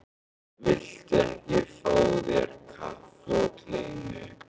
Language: Icelandic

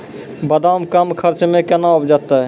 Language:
Maithili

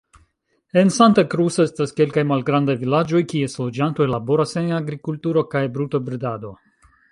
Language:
Esperanto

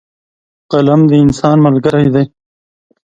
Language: Pashto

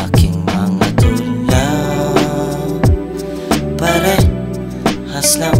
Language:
Filipino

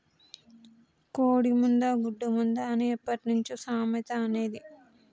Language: Telugu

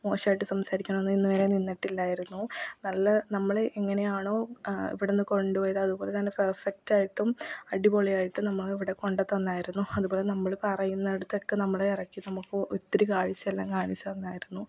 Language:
Malayalam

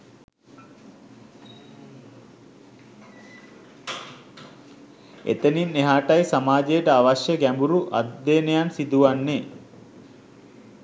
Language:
Sinhala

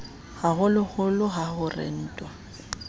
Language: Southern Sotho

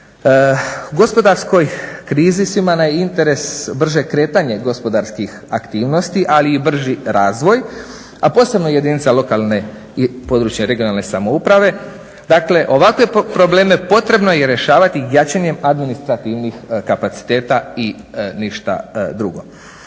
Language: Croatian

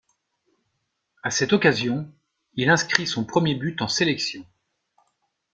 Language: French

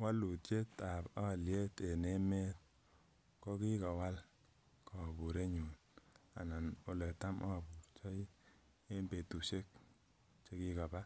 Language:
Kalenjin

